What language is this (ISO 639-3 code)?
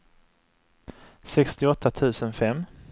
swe